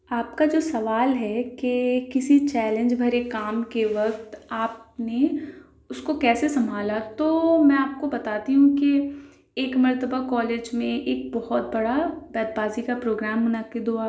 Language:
Urdu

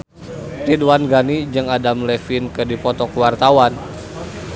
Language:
Sundanese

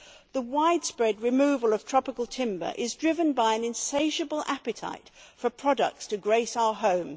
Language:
English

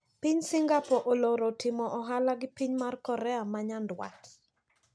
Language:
Luo (Kenya and Tanzania)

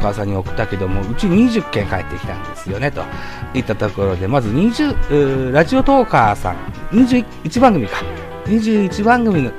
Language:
Japanese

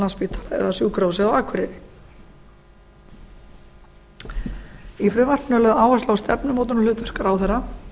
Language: Icelandic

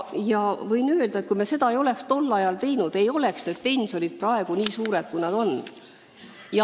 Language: Estonian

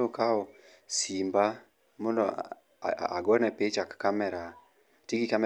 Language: Luo (Kenya and Tanzania)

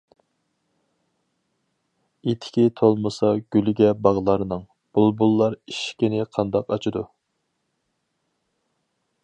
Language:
Uyghur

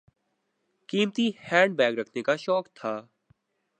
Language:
Urdu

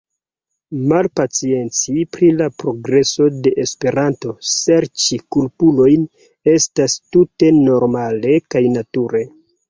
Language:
Esperanto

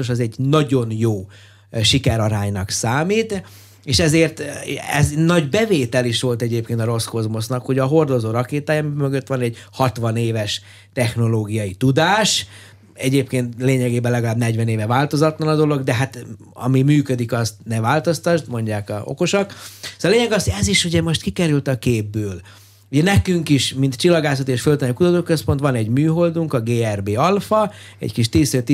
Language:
Hungarian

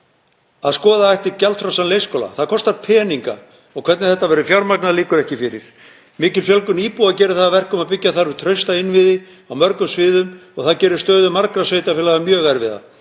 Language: Icelandic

